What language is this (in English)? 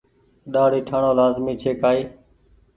Goaria